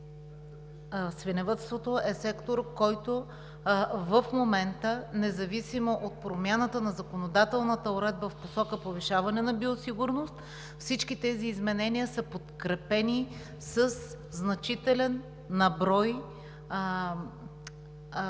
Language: Bulgarian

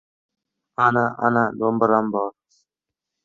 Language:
Uzbek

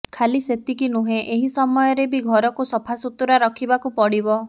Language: Odia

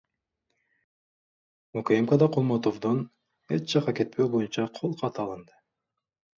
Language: Kyrgyz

